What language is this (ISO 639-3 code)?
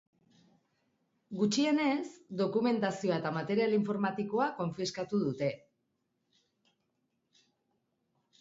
eus